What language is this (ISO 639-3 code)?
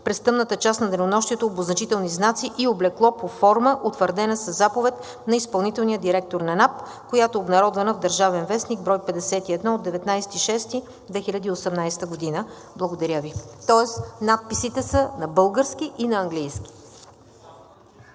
bul